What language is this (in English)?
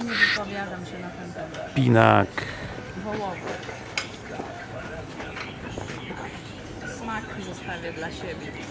Polish